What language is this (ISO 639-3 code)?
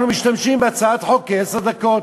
heb